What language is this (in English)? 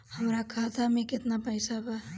Bhojpuri